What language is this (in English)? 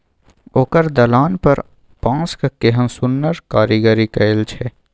Maithili